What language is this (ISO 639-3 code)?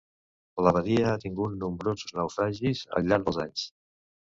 cat